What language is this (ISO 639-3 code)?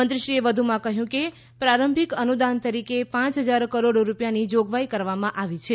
guj